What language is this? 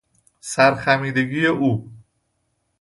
Persian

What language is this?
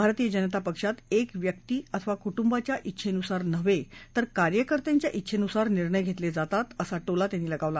Marathi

